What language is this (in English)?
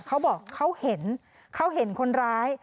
Thai